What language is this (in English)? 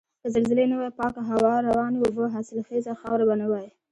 Pashto